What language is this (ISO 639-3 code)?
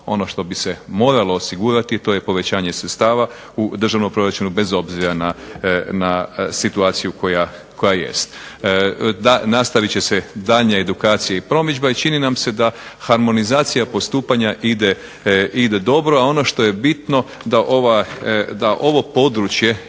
hrv